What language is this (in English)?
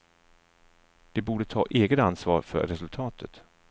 Swedish